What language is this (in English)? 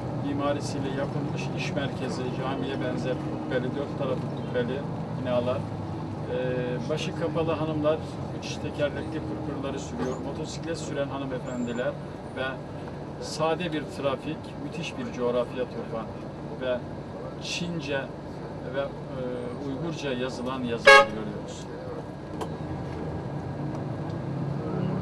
Turkish